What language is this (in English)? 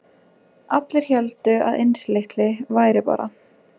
Icelandic